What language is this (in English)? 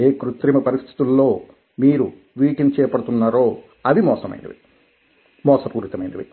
Telugu